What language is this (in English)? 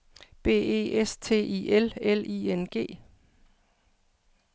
Danish